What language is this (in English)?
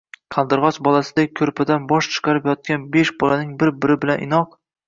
Uzbek